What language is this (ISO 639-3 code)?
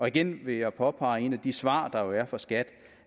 dan